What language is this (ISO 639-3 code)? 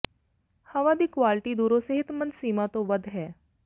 pan